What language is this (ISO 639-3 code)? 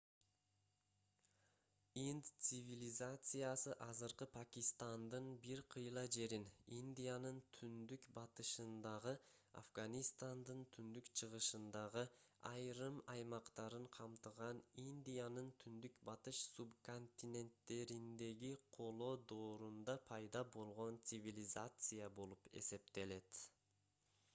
kir